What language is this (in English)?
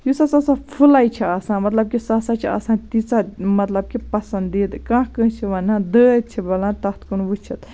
Kashmiri